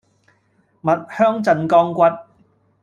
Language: Cantonese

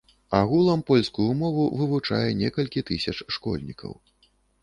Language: Belarusian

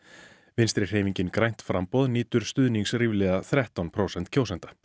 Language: Icelandic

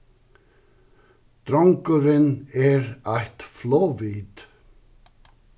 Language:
Faroese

